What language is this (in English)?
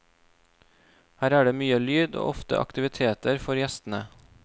Norwegian